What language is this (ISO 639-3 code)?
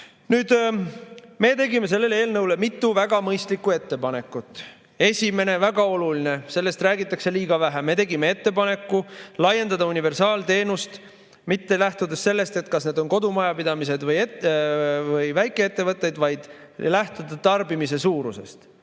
est